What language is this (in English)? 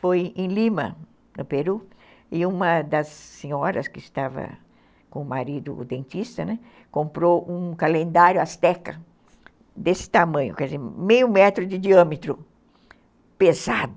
Portuguese